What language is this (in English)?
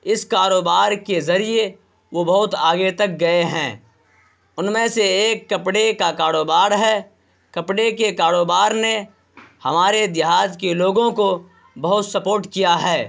Urdu